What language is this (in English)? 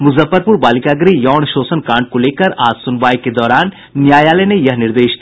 Hindi